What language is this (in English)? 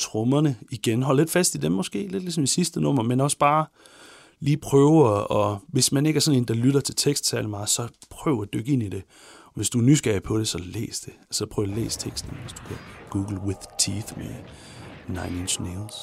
Danish